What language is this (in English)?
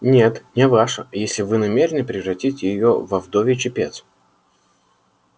Russian